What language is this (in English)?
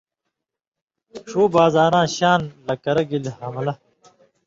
Indus Kohistani